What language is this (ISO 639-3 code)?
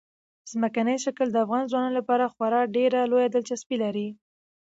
pus